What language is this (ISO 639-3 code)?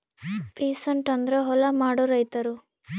kan